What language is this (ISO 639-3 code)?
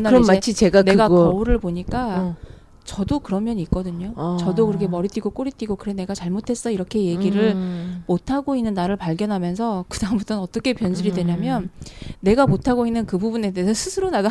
kor